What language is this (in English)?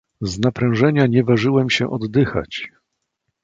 Polish